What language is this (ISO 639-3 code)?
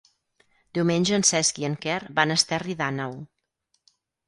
cat